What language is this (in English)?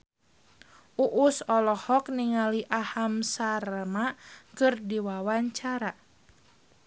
Sundanese